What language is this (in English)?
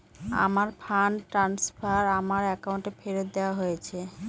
Bangla